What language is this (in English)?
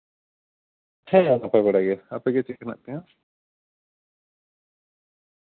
Santali